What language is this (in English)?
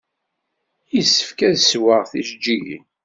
Kabyle